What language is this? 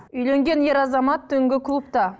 Kazakh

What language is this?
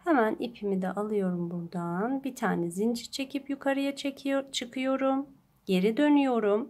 Turkish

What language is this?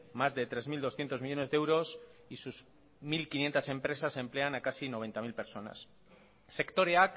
Spanish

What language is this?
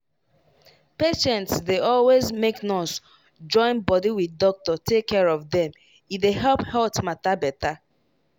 Nigerian Pidgin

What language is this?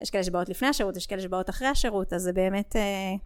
Hebrew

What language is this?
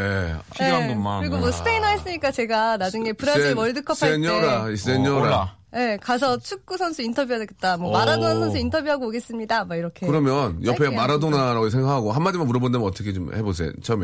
Korean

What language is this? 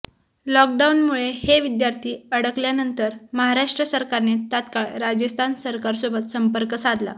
Marathi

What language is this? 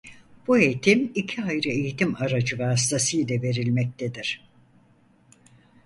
Turkish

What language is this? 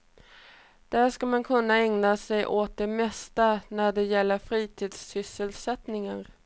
Swedish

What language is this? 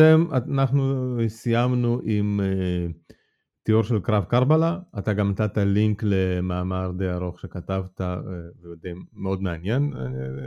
Hebrew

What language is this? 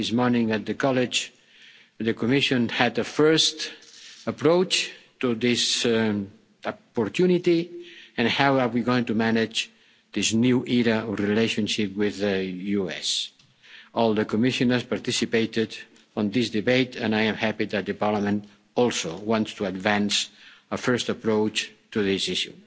English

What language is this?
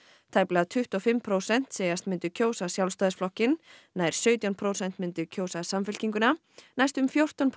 Icelandic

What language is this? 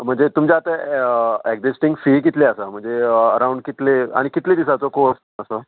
Konkani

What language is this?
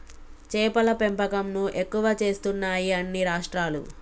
Telugu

